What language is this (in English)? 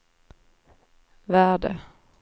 Swedish